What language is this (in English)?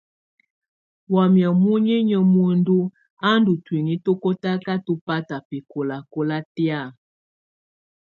Tunen